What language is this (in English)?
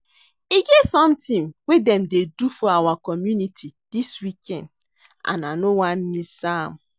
Nigerian Pidgin